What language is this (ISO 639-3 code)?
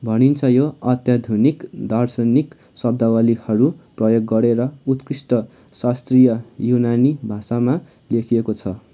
nep